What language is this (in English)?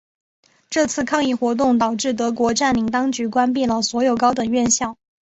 Chinese